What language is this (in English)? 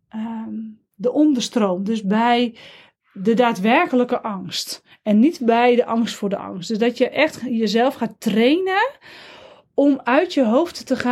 Dutch